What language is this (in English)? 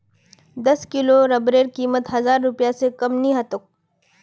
Magahi